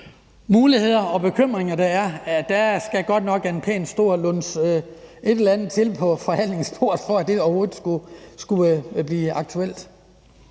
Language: Danish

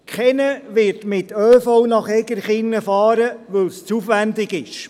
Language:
Swiss German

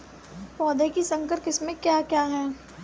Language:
Hindi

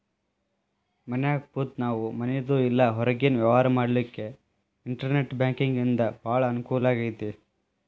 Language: Kannada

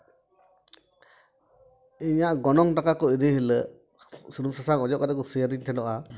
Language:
Santali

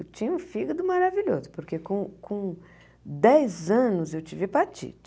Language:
Portuguese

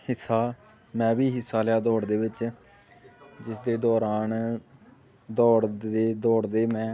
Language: Punjabi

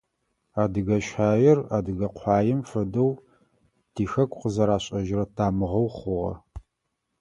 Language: Adyghe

